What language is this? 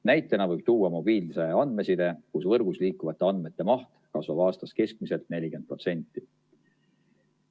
Estonian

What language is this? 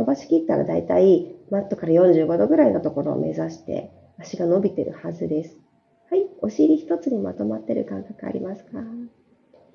Japanese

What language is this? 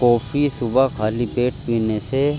Urdu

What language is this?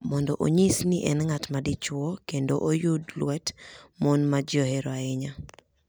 Luo (Kenya and Tanzania)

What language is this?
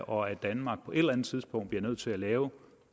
Danish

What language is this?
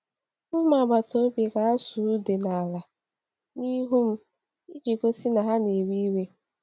Igbo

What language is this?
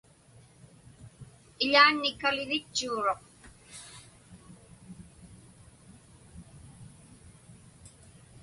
Inupiaq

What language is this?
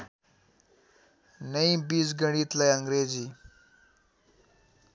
Nepali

